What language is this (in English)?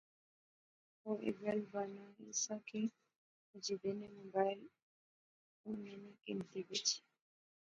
Pahari-Potwari